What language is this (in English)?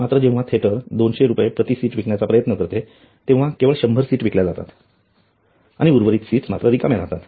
Marathi